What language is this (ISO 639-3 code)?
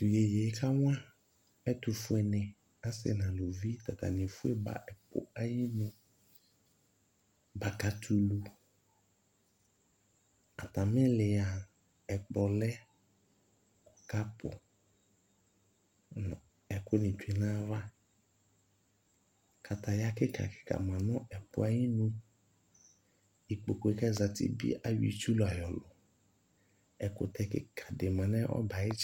kpo